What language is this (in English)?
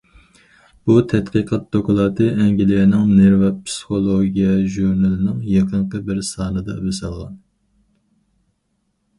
Uyghur